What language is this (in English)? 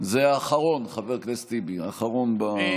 Hebrew